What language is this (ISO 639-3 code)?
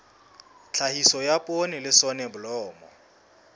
sot